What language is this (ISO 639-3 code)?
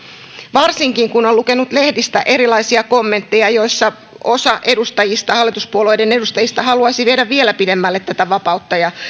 fin